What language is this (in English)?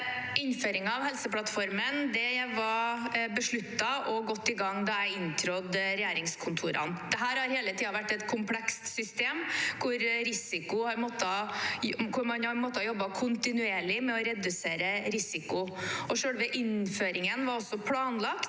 Norwegian